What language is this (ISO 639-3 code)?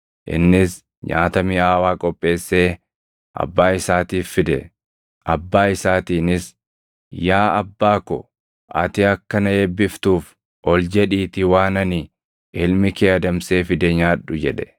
orm